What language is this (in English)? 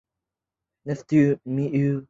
Chinese